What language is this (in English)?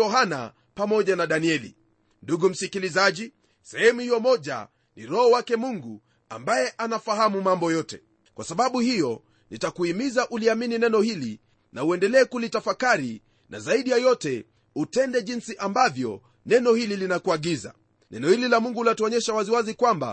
Swahili